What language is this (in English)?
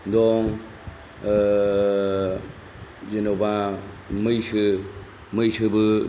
Bodo